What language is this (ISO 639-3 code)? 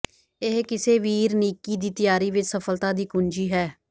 pan